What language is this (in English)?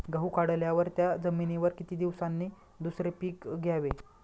Marathi